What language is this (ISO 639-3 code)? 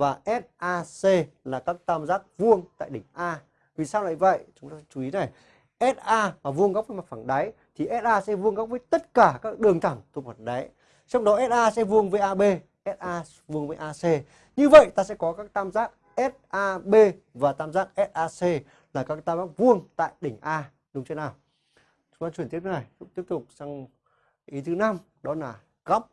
vie